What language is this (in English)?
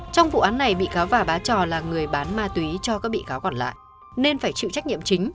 Vietnamese